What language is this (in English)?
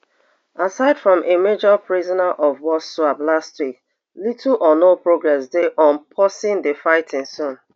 Nigerian Pidgin